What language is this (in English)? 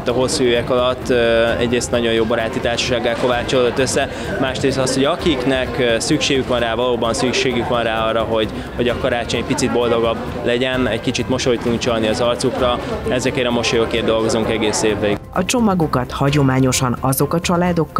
Hungarian